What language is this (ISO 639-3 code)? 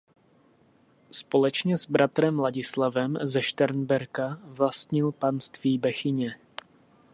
ces